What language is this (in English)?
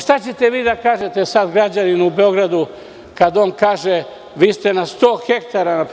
Serbian